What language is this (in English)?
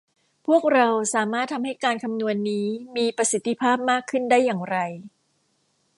Thai